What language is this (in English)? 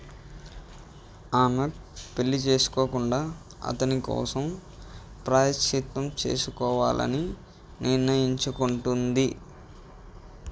Telugu